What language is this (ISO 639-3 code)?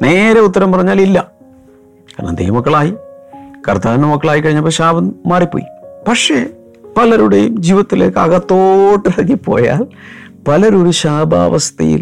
mal